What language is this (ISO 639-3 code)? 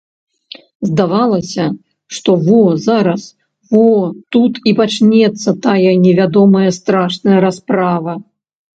bel